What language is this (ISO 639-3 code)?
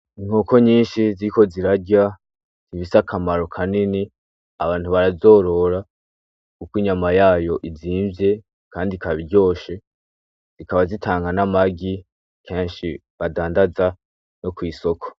run